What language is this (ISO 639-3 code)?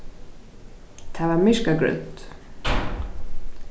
fao